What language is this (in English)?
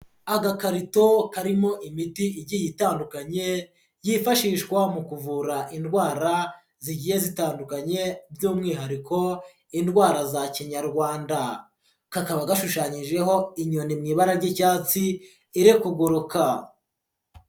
Kinyarwanda